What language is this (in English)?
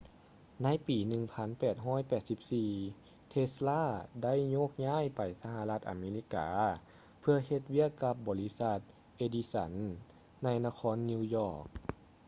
Lao